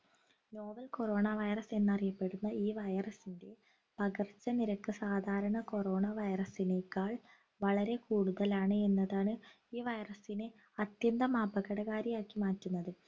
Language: Malayalam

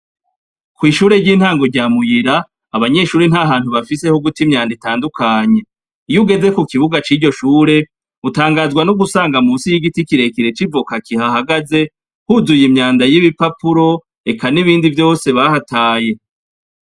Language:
Rundi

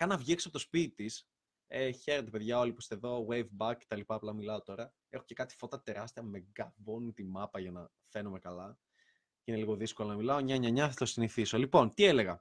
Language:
Greek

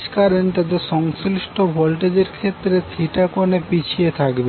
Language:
Bangla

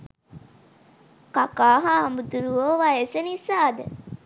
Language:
Sinhala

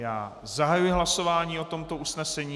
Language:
Czech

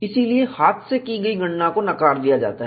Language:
Hindi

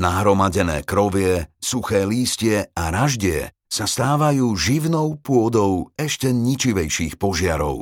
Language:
Slovak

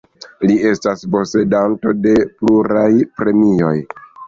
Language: Esperanto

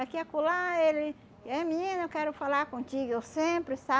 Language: Portuguese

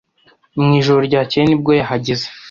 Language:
Kinyarwanda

